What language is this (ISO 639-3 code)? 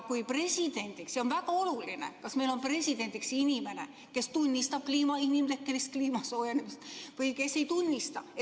est